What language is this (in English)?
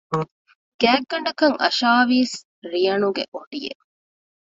Divehi